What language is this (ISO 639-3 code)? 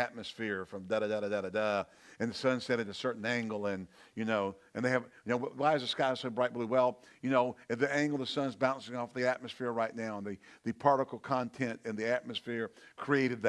eng